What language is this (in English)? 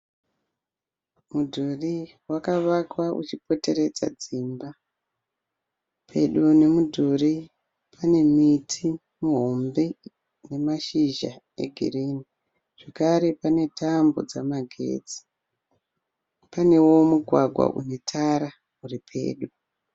Shona